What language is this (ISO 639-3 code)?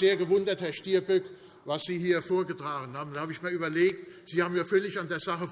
deu